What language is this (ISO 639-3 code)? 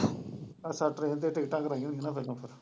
pan